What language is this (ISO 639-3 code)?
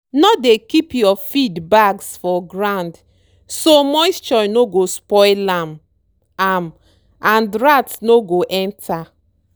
pcm